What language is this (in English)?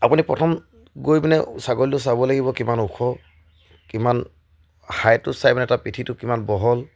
Assamese